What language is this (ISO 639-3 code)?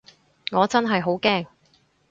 yue